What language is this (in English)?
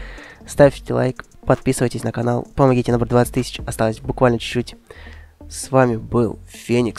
Russian